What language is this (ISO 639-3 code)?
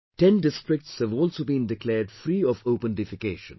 eng